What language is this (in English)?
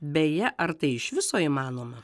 Lithuanian